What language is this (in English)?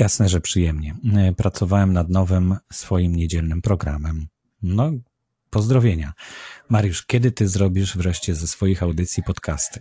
Polish